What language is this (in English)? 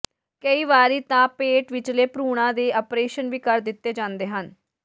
Punjabi